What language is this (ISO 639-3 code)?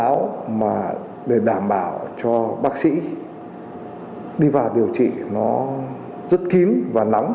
vie